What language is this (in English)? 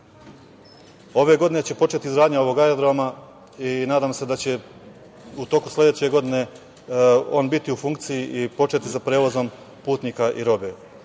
Serbian